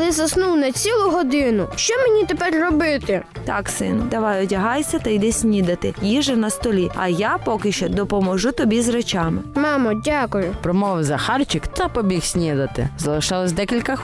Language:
Ukrainian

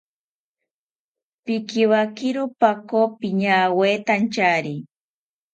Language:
South Ucayali Ashéninka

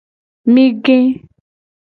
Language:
Gen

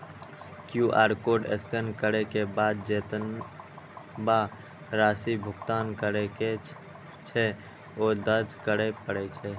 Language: Maithili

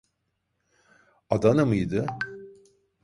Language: Turkish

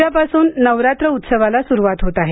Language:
Marathi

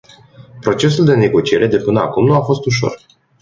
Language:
Romanian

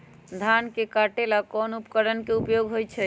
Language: Magahi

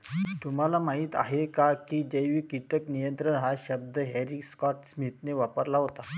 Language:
Marathi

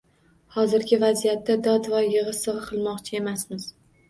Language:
Uzbek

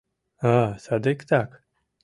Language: Mari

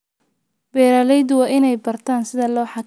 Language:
Somali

